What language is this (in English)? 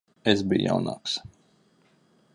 Latvian